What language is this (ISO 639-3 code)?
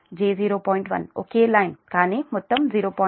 tel